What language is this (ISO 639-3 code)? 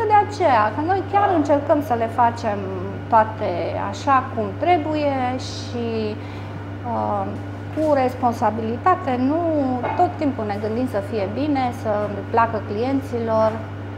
ron